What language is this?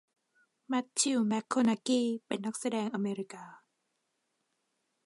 Thai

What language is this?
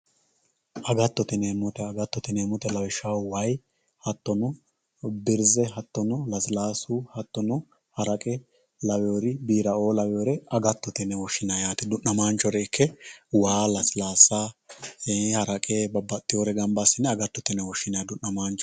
Sidamo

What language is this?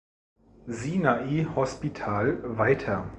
German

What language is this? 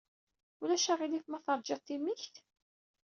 Kabyle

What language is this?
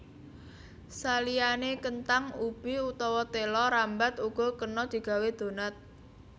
Javanese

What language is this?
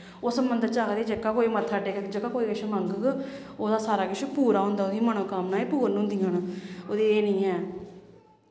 Dogri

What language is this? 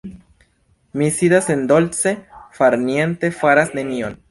Esperanto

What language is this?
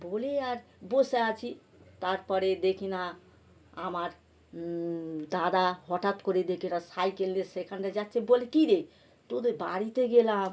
Bangla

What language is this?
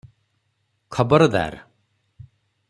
Odia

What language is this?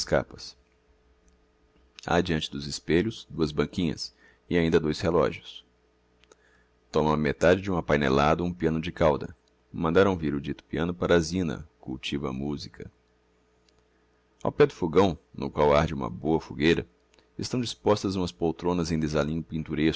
Portuguese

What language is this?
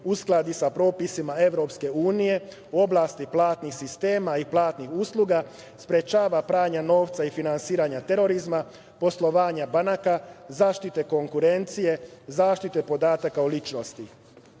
Serbian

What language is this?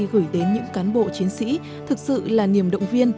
Vietnamese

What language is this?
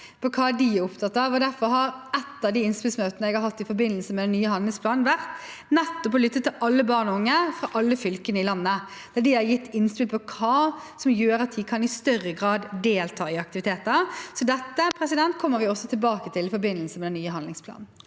Norwegian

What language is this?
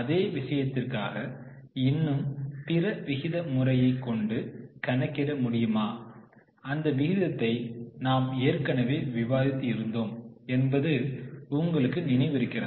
Tamil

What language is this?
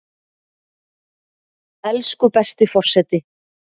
Icelandic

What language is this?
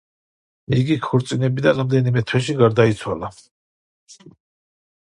Georgian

